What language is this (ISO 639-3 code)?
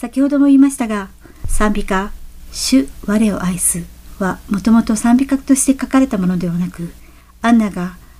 jpn